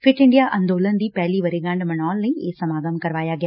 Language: Punjabi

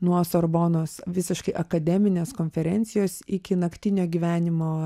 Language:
Lithuanian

